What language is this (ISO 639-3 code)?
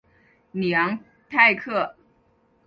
zho